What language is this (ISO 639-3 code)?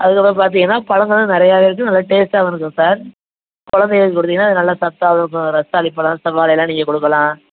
tam